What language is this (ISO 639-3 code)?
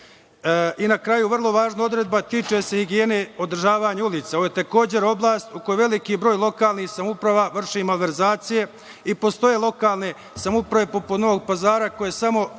srp